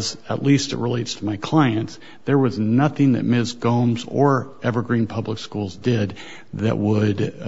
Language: English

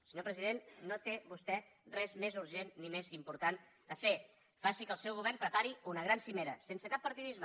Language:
Catalan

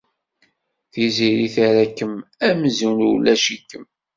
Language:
Kabyle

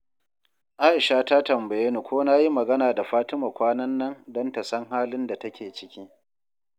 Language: Hausa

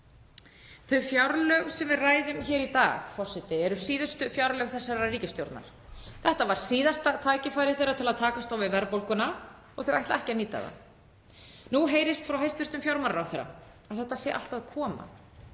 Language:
Icelandic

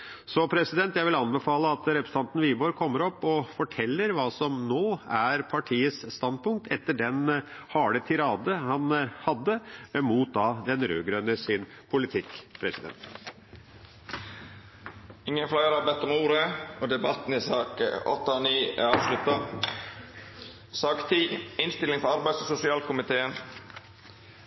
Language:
Norwegian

